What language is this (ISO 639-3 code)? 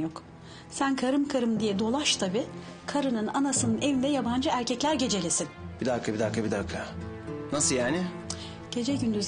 tur